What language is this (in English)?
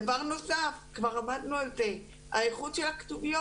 Hebrew